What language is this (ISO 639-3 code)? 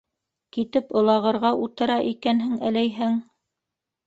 bak